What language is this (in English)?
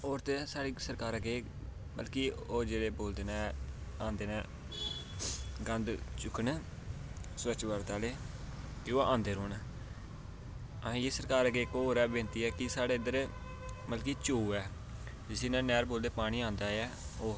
Dogri